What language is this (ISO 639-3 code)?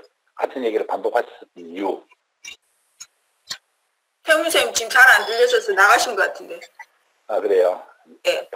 kor